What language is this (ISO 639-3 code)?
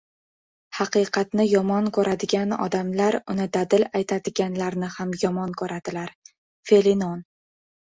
uzb